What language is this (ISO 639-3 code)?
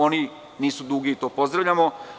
srp